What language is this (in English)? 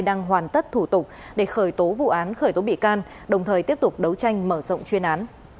Vietnamese